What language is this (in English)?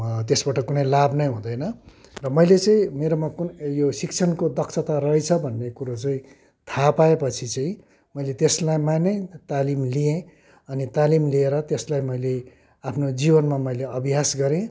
Nepali